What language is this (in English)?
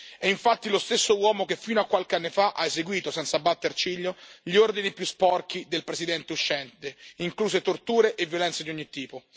Italian